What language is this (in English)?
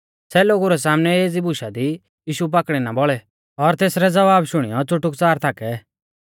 Mahasu Pahari